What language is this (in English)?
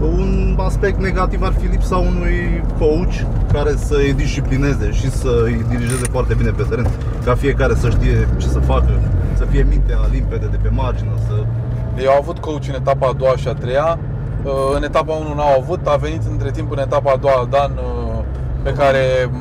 Romanian